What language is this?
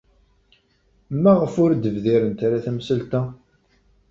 Kabyle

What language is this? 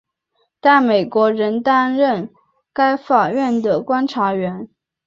Chinese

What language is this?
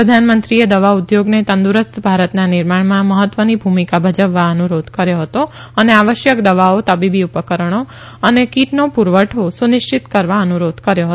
Gujarati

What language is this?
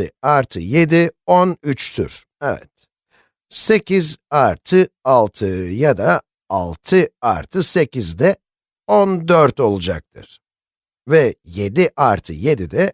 Turkish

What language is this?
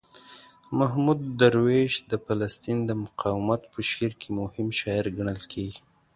Pashto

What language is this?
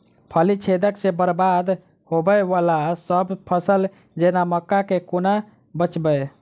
Maithili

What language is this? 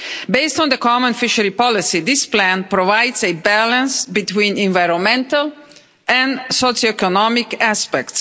English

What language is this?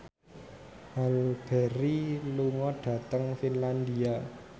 Javanese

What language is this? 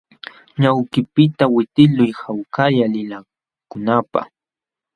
Jauja Wanca Quechua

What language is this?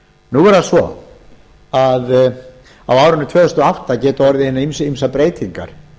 Icelandic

